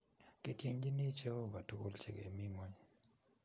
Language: Kalenjin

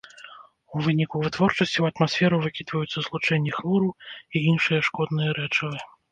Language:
Belarusian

